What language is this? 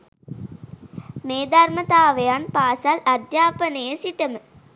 Sinhala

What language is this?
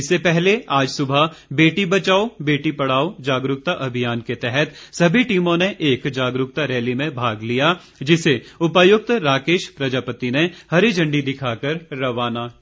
Hindi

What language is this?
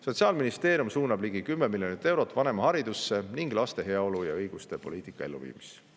Estonian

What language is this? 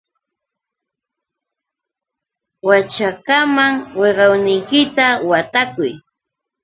Yauyos Quechua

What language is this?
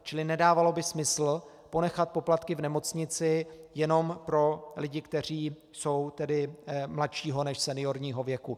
Czech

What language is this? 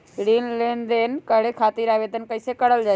Magahi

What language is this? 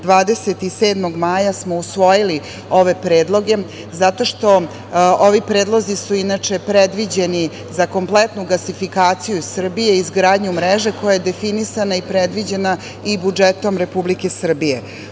Serbian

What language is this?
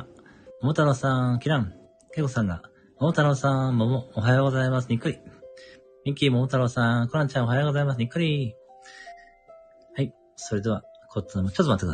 Japanese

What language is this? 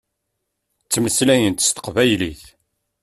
Kabyle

